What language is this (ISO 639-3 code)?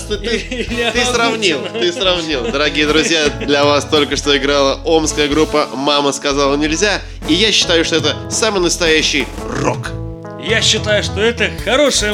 rus